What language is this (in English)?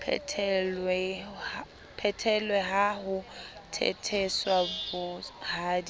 Southern Sotho